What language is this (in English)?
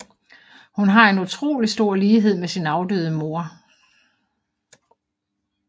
Danish